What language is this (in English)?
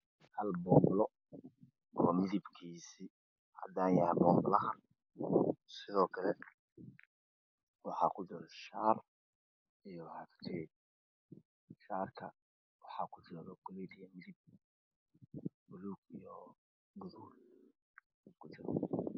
Somali